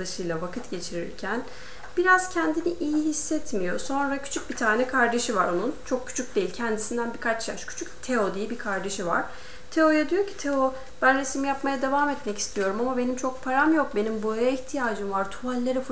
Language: Turkish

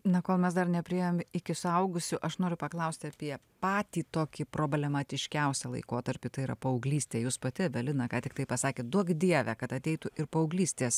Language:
Lithuanian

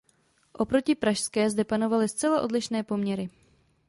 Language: Czech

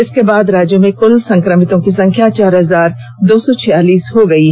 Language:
Hindi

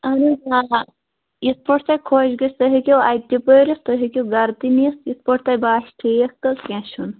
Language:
Kashmiri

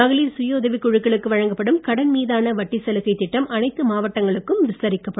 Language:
Tamil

